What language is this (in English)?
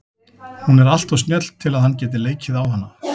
Icelandic